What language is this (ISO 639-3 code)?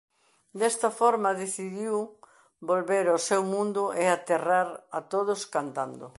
glg